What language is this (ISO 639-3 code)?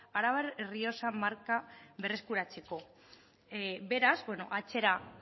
eus